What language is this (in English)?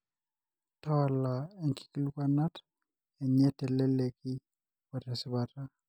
Masai